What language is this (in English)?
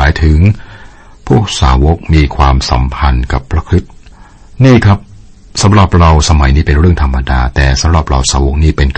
Thai